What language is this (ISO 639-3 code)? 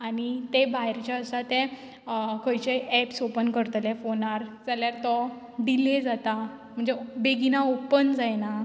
kok